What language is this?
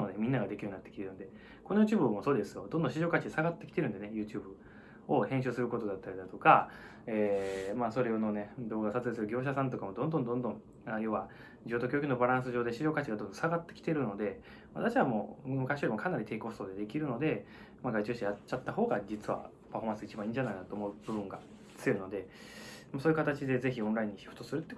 Japanese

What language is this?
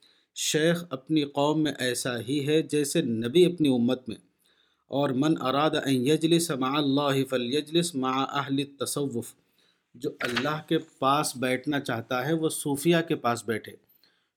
Urdu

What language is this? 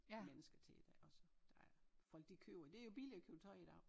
Danish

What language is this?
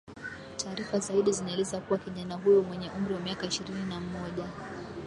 Swahili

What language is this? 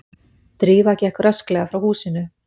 Icelandic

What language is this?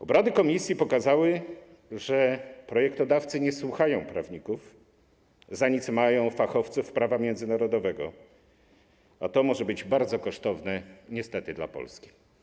Polish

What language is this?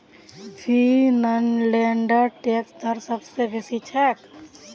Magahi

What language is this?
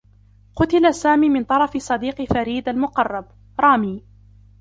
Arabic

